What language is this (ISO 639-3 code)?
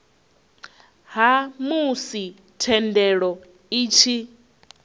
ven